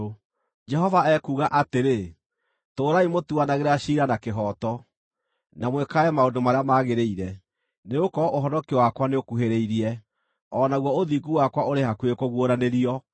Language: Kikuyu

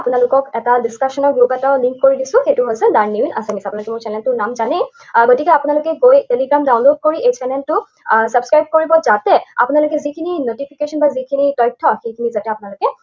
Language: Assamese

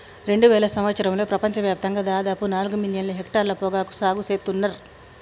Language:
Telugu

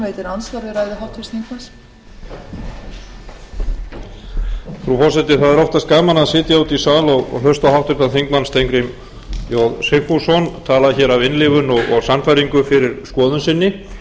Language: Icelandic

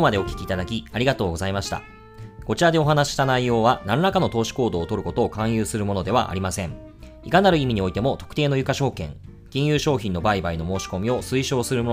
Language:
Japanese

